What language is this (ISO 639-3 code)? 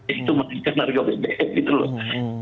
ind